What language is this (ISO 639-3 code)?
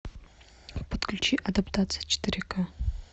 rus